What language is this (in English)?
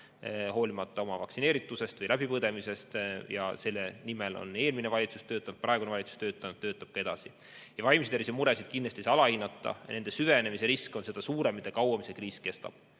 Estonian